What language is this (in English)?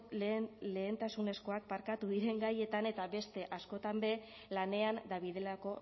Basque